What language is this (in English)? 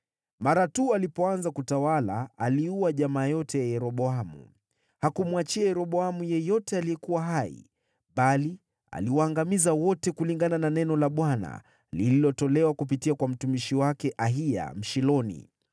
Swahili